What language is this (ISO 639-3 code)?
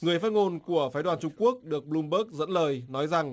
vie